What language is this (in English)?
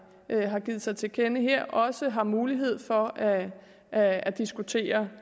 Danish